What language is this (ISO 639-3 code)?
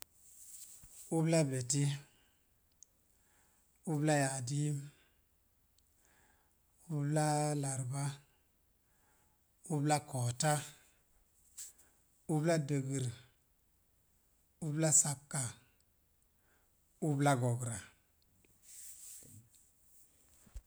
ver